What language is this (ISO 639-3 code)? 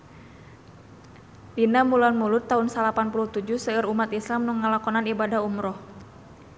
sun